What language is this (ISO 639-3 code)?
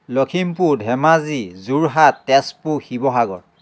asm